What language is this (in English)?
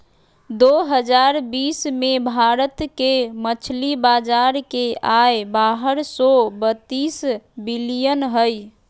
Magahi